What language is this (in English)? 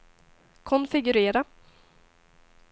Swedish